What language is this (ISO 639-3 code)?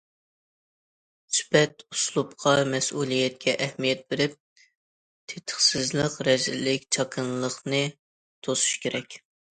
uig